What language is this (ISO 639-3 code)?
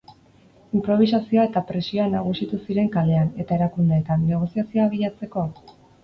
eus